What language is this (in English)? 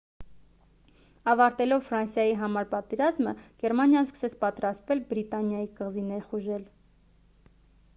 Armenian